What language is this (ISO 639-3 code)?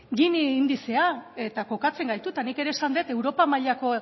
eus